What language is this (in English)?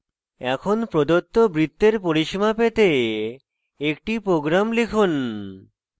Bangla